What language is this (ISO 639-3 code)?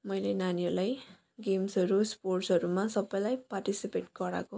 nep